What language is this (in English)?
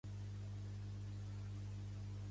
Catalan